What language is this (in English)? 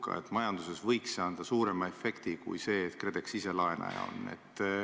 Estonian